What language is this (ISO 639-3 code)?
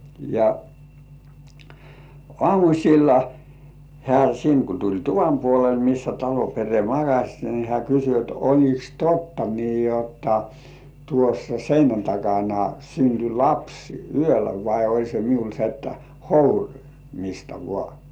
fin